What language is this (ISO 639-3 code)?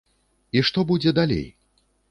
bel